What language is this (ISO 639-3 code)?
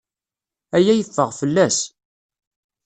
kab